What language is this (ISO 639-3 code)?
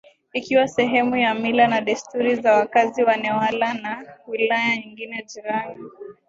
swa